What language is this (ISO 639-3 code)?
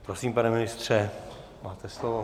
ces